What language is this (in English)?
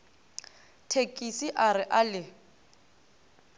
Northern Sotho